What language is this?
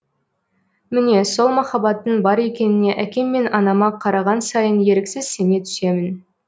Kazakh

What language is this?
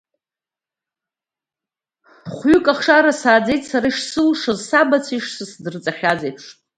Abkhazian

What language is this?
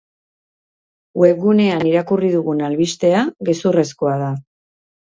Basque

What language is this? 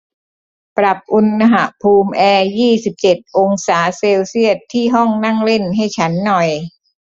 Thai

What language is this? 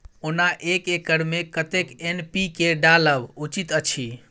Maithili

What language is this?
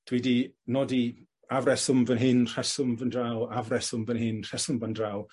Welsh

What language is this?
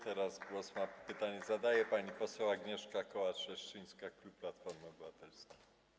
Polish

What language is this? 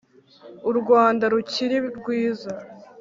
Kinyarwanda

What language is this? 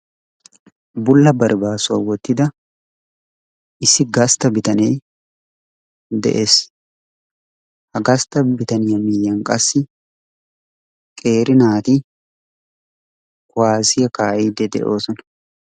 Wolaytta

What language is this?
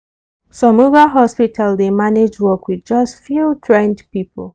Nigerian Pidgin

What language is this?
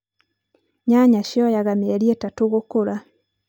Kikuyu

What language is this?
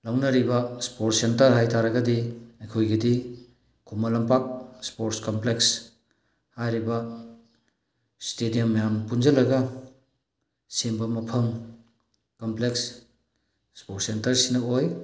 Manipuri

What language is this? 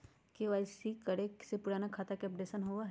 Magahi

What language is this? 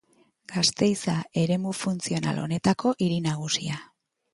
Basque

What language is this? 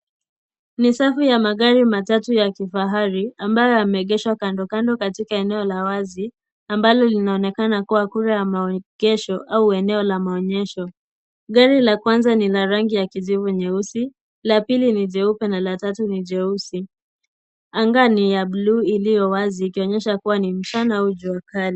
Swahili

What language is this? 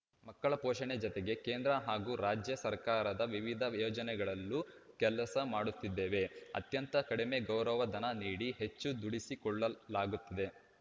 Kannada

